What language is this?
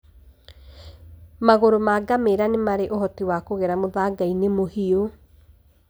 Kikuyu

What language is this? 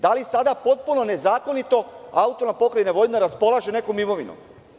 Serbian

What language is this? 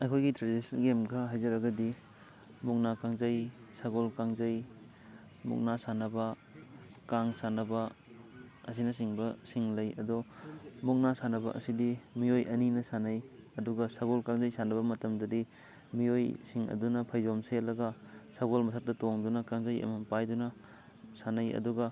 Manipuri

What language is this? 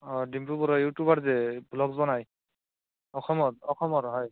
Assamese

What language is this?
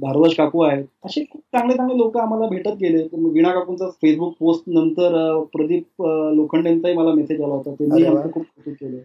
Marathi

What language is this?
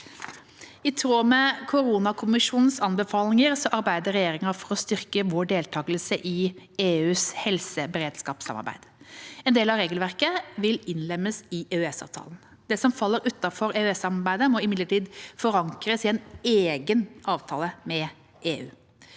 Norwegian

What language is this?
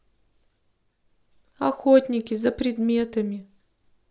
Russian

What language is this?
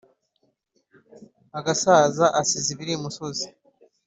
Kinyarwanda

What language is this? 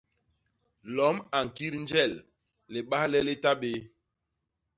Basaa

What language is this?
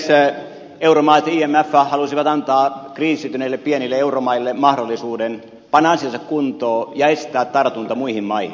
Finnish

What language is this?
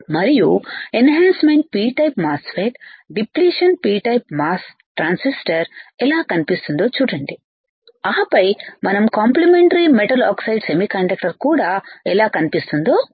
Telugu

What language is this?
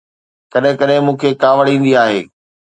Sindhi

